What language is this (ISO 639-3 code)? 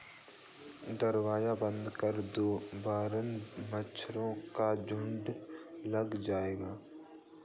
hin